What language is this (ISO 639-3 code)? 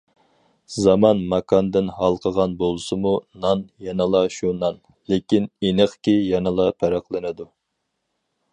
uig